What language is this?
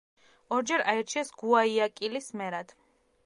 Georgian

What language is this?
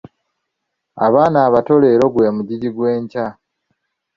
Ganda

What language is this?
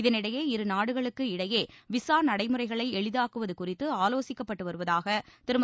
Tamil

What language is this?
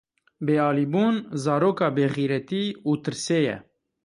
Kurdish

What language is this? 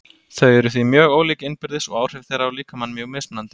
Icelandic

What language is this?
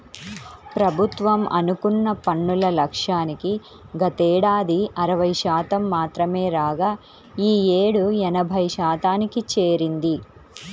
Telugu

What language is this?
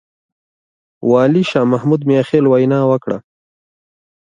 Pashto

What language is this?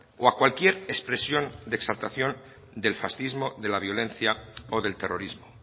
Spanish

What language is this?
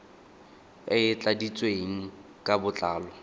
Tswana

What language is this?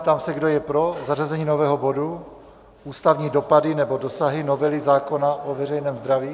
Czech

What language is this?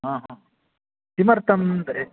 Sanskrit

